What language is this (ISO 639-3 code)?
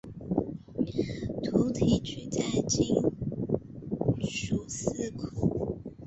zho